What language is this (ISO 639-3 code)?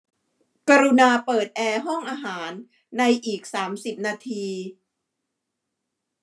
tha